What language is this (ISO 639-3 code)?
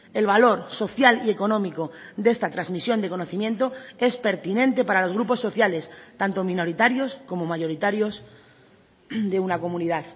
spa